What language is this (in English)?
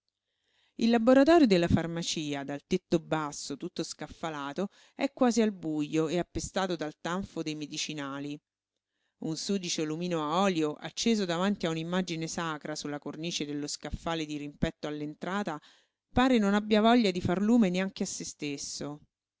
Italian